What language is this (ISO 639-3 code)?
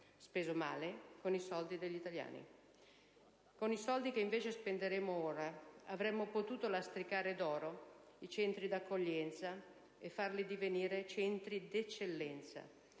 ita